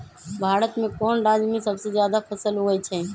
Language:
Magahi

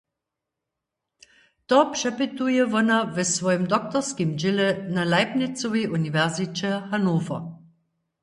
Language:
Upper Sorbian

